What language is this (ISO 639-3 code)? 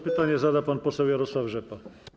pol